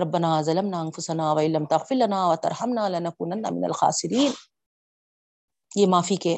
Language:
Urdu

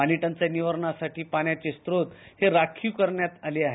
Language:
Marathi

